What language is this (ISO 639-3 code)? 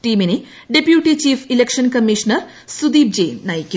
mal